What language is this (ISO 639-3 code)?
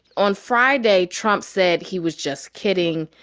eng